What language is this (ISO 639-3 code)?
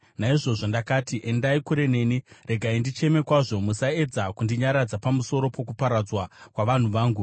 sna